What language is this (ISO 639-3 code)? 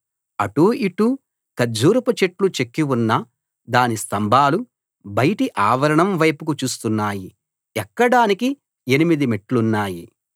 tel